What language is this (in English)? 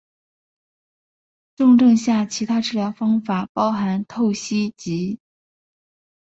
Chinese